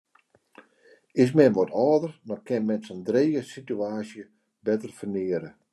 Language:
Western Frisian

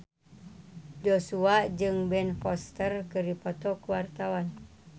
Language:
Sundanese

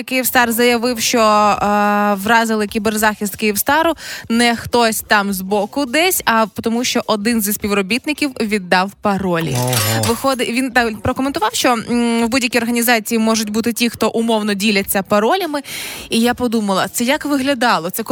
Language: Ukrainian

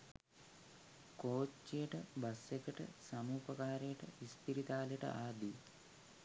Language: Sinhala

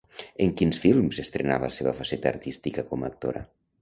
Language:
Catalan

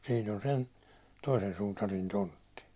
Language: Finnish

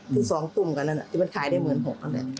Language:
Thai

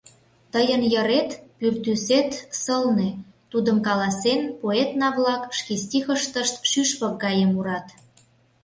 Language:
Mari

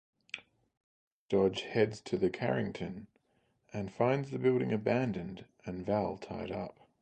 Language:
English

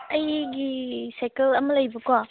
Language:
Manipuri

